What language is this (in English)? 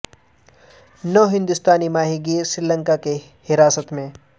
Urdu